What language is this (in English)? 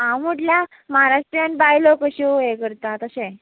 Konkani